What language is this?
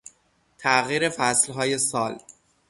Persian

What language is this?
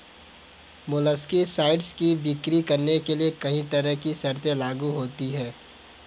Hindi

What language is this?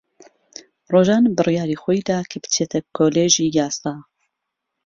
Central Kurdish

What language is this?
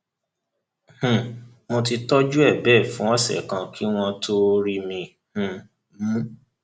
Yoruba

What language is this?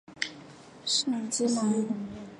Chinese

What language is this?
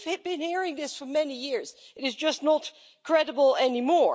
English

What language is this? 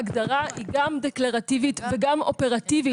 Hebrew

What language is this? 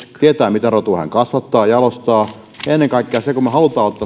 Finnish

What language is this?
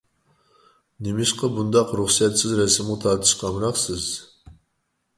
Uyghur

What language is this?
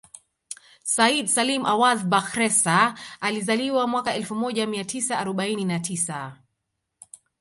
Swahili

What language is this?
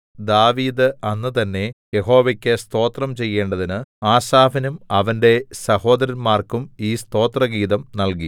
Malayalam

